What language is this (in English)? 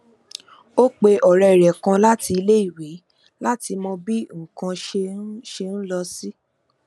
Yoruba